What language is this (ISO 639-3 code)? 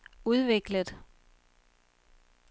dan